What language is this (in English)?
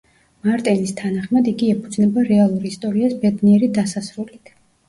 Georgian